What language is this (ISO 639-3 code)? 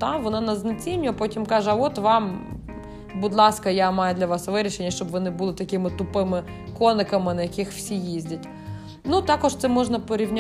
ukr